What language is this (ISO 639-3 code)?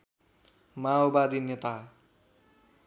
nep